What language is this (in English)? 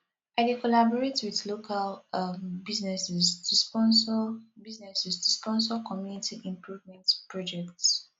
Nigerian Pidgin